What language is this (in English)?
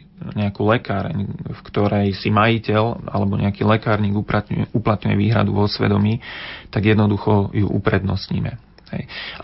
Slovak